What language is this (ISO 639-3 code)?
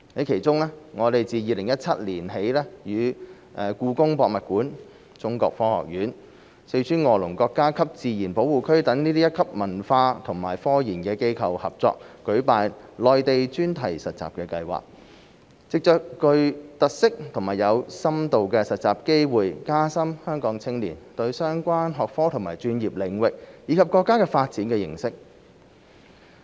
yue